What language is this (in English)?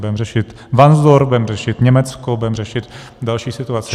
Czech